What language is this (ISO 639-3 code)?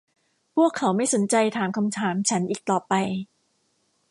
tha